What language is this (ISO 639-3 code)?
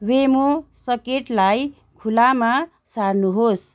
nep